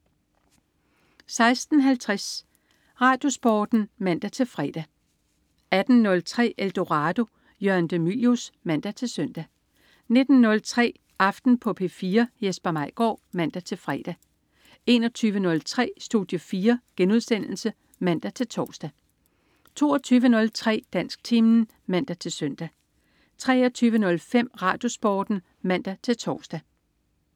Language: Danish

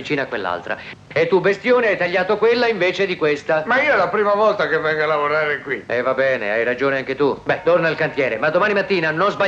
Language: Italian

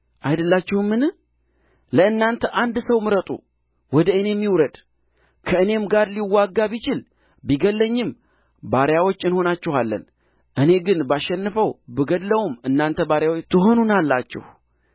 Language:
Amharic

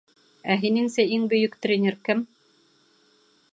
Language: Bashkir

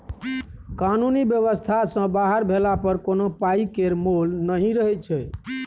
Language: Maithili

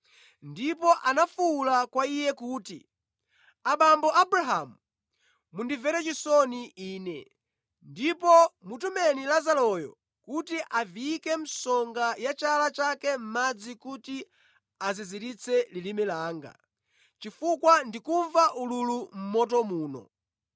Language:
Nyanja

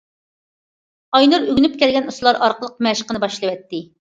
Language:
Uyghur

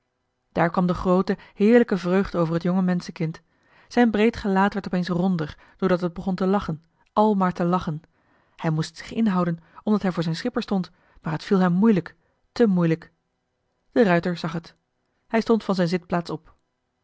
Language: Dutch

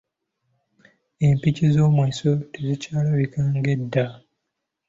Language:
Ganda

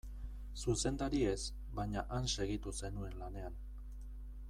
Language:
Basque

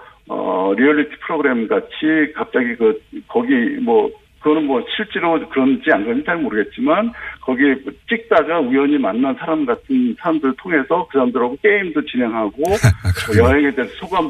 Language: Korean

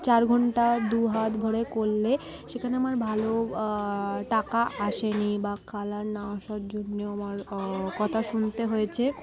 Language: Bangla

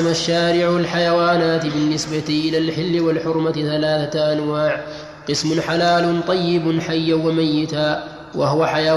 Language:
Arabic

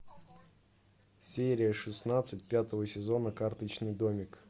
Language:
Russian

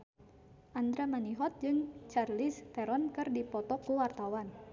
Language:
Sundanese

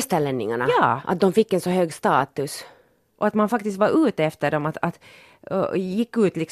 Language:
Swedish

